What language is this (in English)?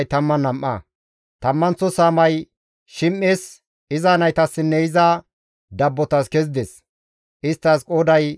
Gamo